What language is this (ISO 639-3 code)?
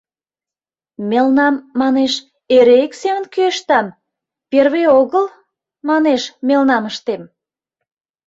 chm